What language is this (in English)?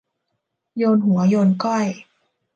Thai